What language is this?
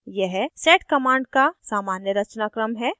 Hindi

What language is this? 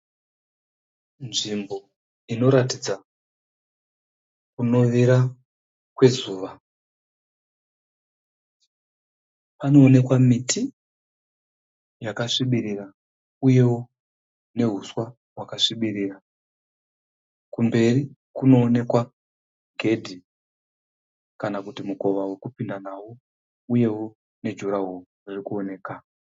Shona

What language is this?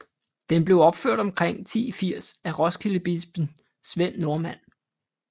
Danish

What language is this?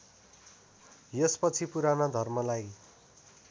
Nepali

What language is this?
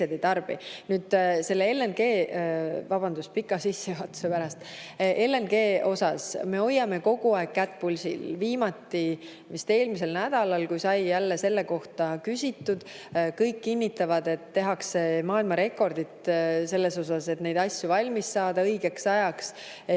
Estonian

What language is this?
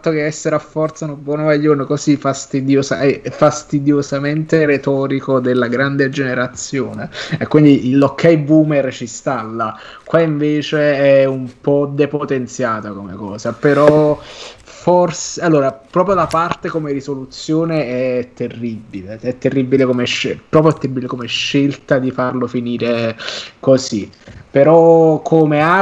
Italian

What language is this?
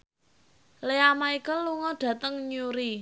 Javanese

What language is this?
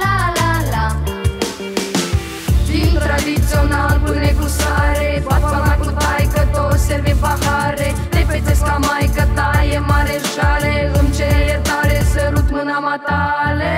Romanian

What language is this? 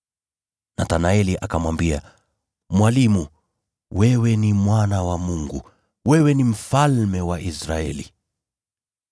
Swahili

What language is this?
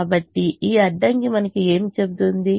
Telugu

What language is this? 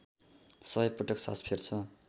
Nepali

